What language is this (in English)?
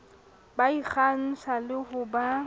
Southern Sotho